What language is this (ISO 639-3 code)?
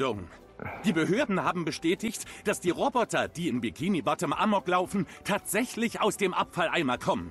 deu